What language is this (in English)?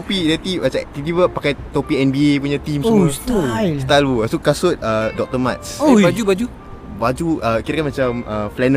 Malay